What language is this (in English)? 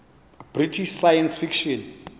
Xhosa